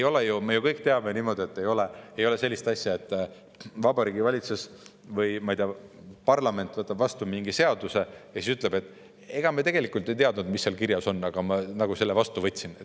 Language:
Estonian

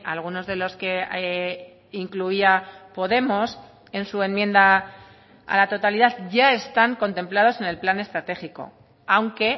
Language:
Spanish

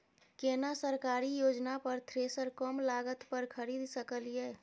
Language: Maithili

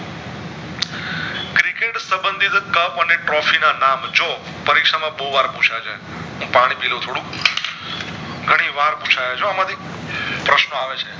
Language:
Gujarati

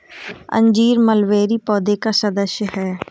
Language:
Hindi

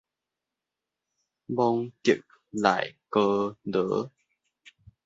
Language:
Min Nan Chinese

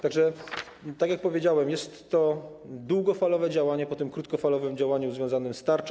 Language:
Polish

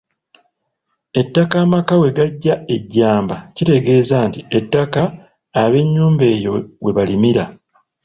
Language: Ganda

